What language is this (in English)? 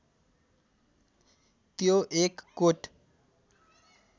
Nepali